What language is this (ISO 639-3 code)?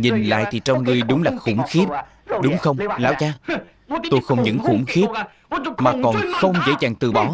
vie